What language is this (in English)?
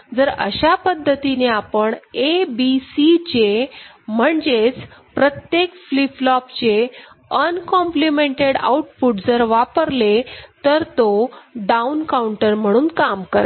Marathi